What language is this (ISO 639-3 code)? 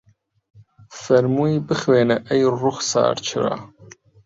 ckb